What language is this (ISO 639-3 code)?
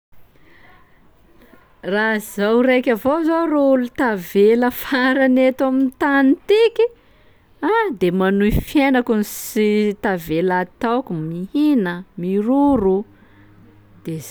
skg